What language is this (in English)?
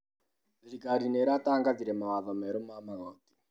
Kikuyu